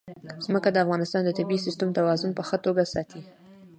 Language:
Pashto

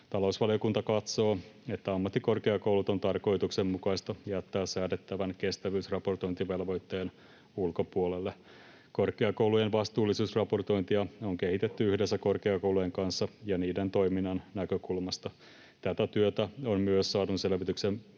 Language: Finnish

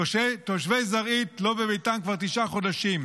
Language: Hebrew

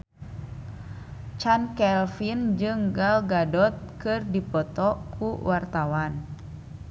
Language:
Sundanese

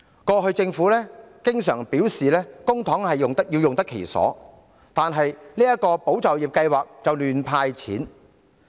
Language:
Cantonese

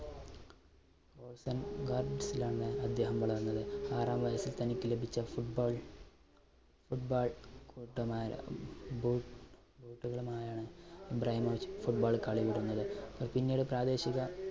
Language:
Malayalam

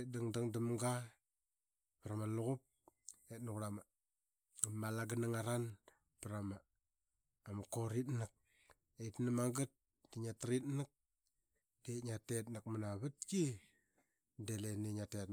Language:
Qaqet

